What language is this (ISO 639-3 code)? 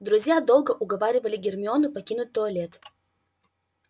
rus